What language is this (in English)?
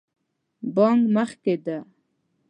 Pashto